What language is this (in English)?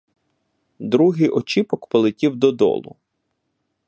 Ukrainian